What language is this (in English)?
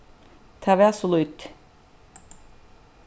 Faroese